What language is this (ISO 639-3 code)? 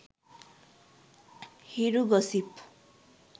sin